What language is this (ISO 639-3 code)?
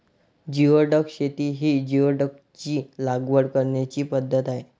mar